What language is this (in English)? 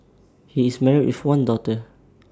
English